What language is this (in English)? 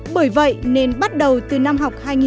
Vietnamese